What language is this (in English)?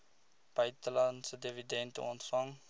Afrikaans